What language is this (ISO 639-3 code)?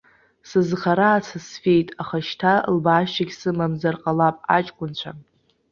abk